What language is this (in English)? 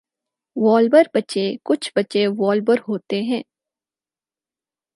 Urdu